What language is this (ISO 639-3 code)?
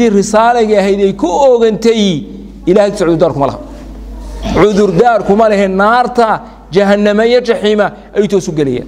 ara